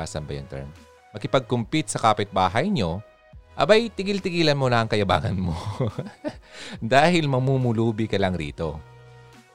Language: Filipino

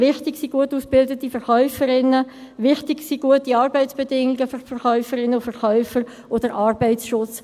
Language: Swiss German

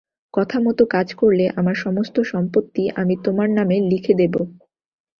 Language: Bangla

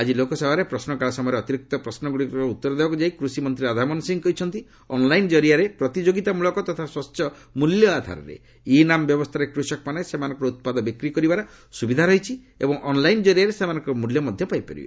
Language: Odia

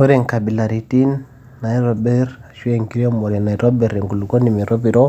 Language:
Masai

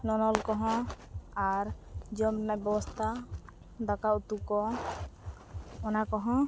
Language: Santali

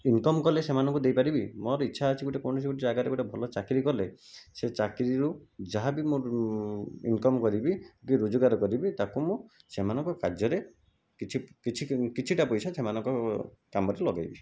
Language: Odia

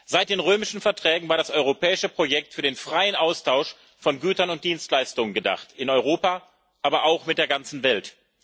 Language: German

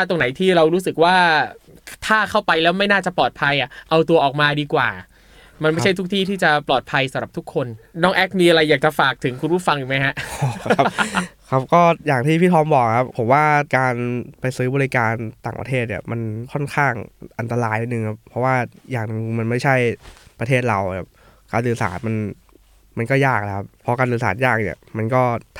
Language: Thai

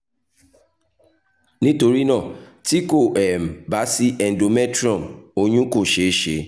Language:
Yoruba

